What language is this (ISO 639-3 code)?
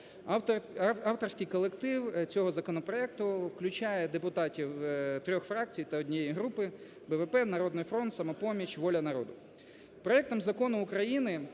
ukr